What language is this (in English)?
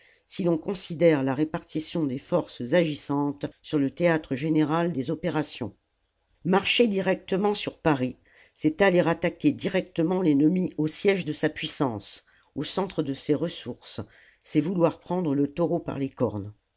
French